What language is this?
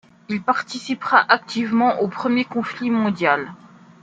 French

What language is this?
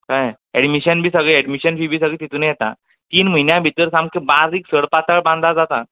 Konkani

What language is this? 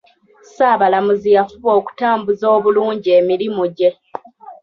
Ganda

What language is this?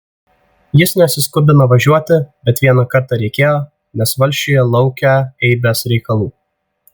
Lithuanian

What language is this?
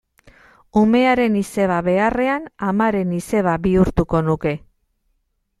Basque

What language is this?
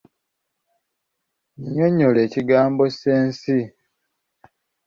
Ganda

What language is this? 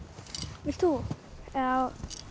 Icelandic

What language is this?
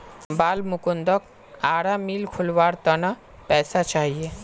Magahi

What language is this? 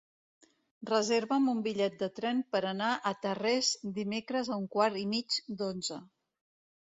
Catalan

